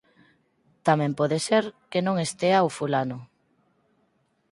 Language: Galician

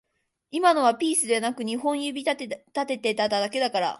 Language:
Japanese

